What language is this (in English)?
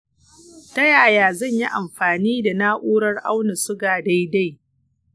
Hausa